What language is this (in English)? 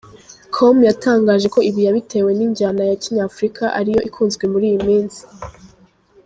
Kinyarwanda